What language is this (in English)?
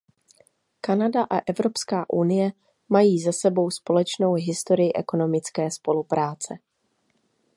Czech